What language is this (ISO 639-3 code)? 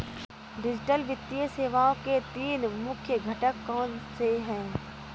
hin